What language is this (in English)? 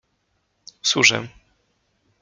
Polish